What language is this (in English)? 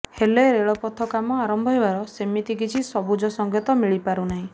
Odia